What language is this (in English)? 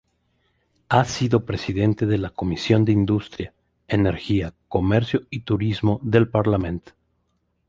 Spanish